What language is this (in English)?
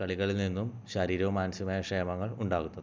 Malayalam